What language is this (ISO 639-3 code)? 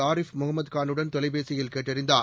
tam